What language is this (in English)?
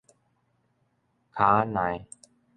Min Nan Chinese